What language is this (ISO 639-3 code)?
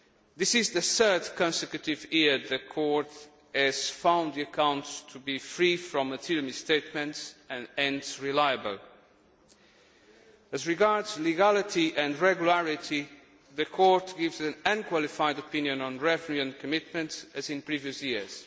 eng